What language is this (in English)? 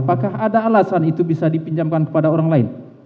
Indonesian